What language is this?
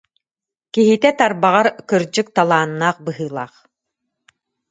Yakut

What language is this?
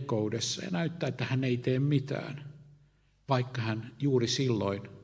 Finnish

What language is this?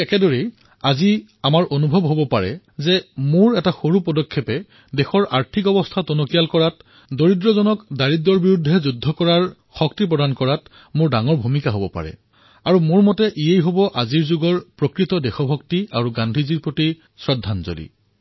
Assamese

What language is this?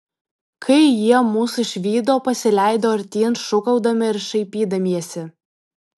Lithuanian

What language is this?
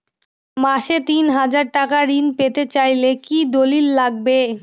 Bangla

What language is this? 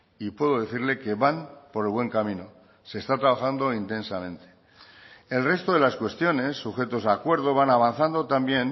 Spanish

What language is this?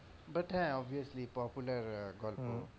Bangla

